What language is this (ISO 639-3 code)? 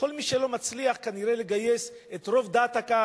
heb